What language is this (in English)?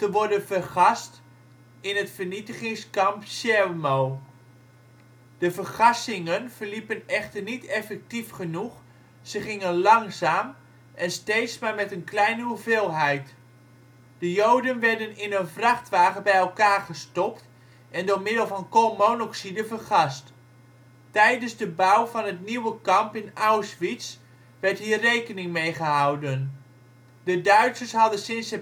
Dutch